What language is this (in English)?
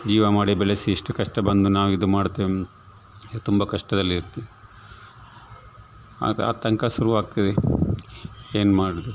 Kannada